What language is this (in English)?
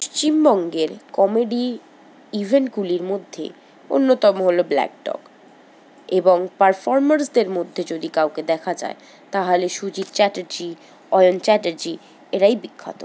Bangla